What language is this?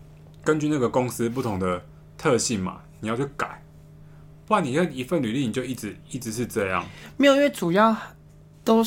Chinese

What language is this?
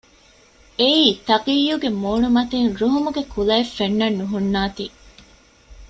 Divehi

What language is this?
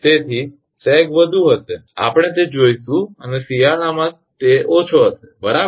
Gujarati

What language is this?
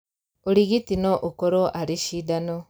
Kikuyu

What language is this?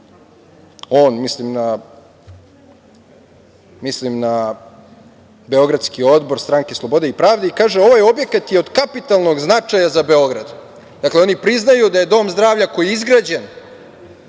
Serbian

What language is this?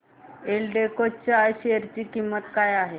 Marathi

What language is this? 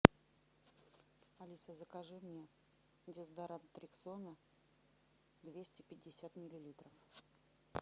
Russian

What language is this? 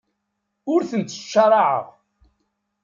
Kabyle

